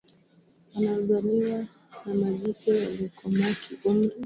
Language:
Swahili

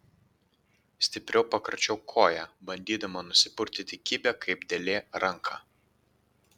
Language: Lithuanian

